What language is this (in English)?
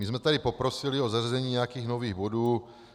Czech